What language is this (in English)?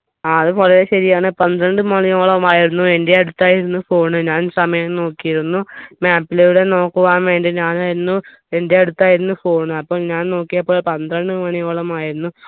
Malayalam